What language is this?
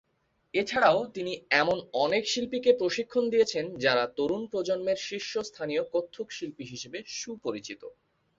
Bangla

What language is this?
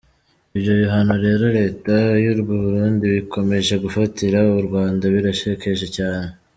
Kinyarwanda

